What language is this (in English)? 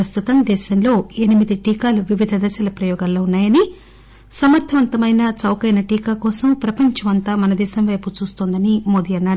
Telugu